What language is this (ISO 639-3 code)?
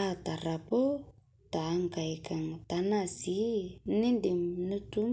mas